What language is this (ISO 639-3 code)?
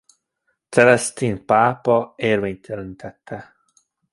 hun